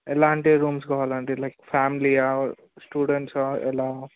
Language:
Telugu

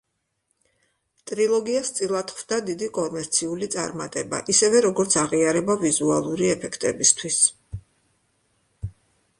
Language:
Georgian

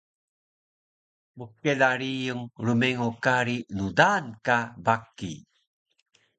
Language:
Taroko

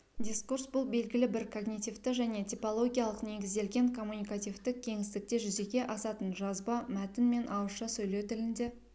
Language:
Kazakh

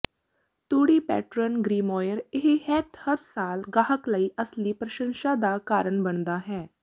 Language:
Punjabi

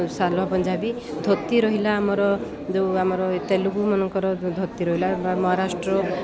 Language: Odia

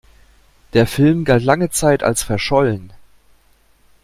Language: German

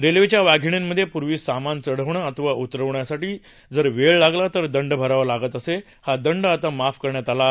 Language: Marathi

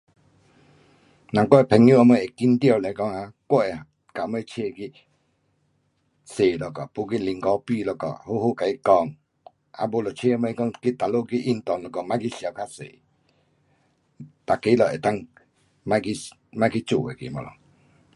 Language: Pu-Xian Chinese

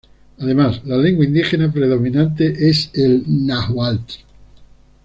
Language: Spanish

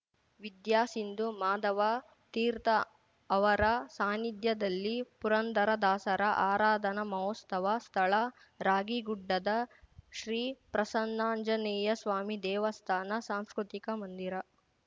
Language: Kannada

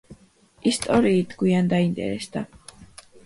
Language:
Georgian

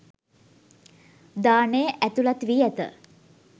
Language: Sinhala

